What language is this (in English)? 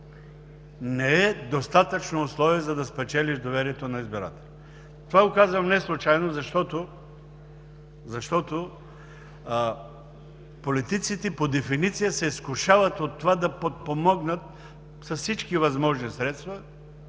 Bulgarian